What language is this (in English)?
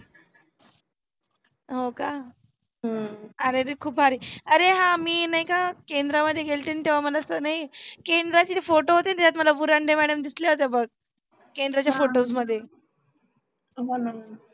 Marathi